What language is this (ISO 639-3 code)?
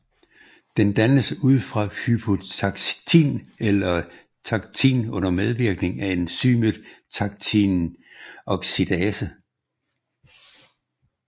dan